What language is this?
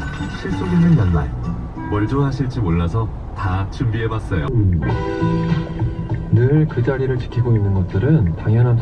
Korean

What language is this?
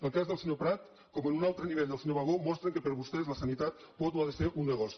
Catalan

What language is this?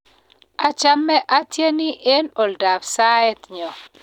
Kalenjin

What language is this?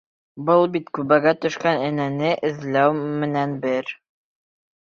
Bashkir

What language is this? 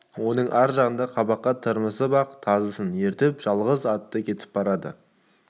Kazakh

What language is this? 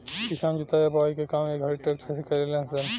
Bhojpuri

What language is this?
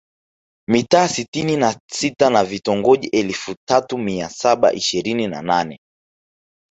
Swahili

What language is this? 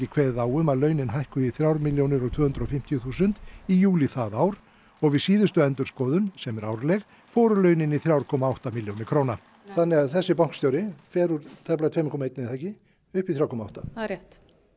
Icelandic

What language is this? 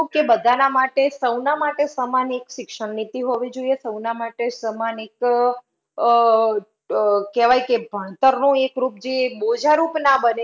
Gujarati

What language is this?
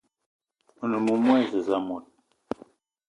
Eton (Cameroon)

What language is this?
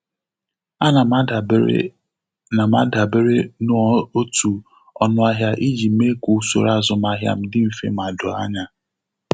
Igbo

